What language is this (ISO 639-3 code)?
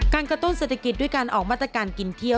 tha